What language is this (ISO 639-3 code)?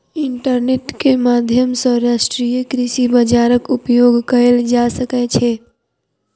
mai